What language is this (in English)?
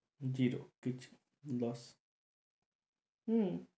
Bangla